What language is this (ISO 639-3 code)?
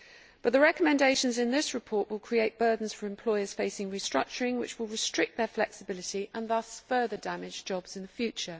eng